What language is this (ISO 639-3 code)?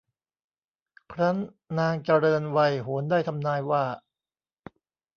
tha